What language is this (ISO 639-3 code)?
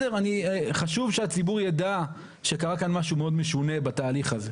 heb